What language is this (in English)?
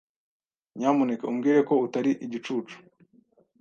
Kinyarwanda